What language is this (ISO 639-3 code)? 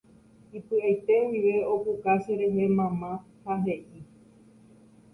grn